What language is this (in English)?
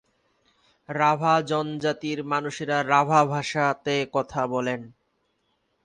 Bangla